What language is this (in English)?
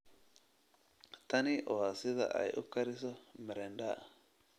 Somali